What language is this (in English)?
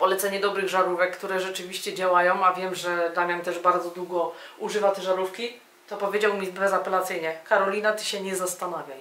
Polish